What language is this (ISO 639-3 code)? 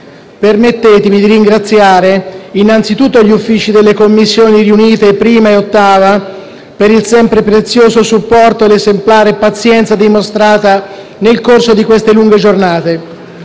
ita